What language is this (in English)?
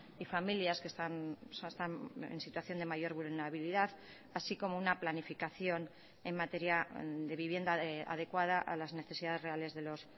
Spanish